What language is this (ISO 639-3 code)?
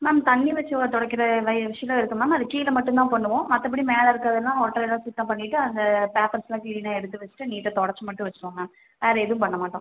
tam